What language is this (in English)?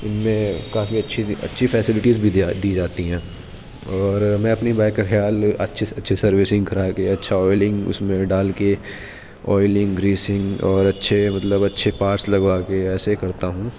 Urdu